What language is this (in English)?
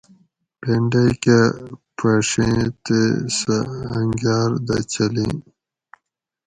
Gawri